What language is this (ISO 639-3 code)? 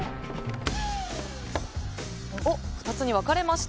jpn